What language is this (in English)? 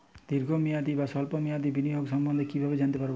Bangla